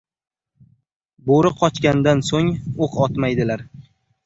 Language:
Uzbek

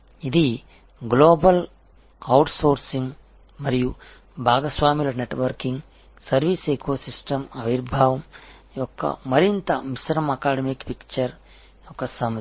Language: Telugu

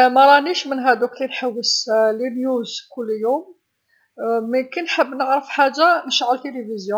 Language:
Algerian Arabic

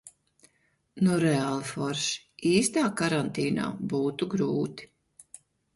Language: Latvian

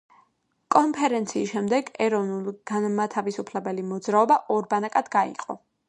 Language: Georgian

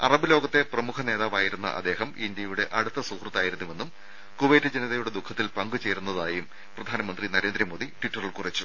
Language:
Malayalam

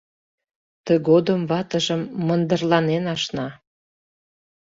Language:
Mari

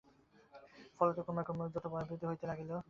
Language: Bangla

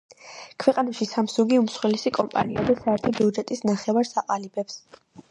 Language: Georgian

